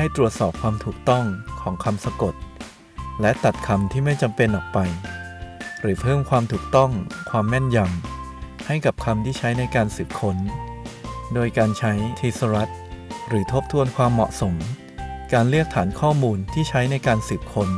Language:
Thai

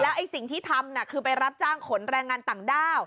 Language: Thai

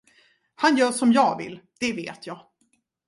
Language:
Swedish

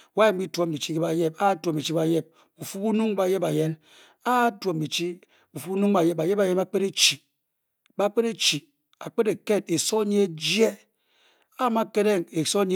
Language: Bokyi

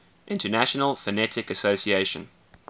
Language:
English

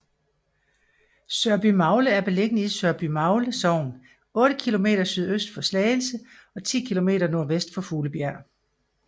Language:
Danish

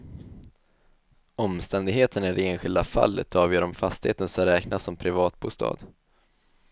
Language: Swedish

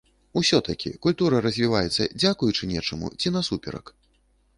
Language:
Belarusian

